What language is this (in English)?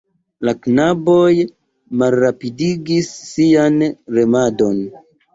Esperanto